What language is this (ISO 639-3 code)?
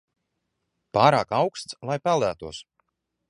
lav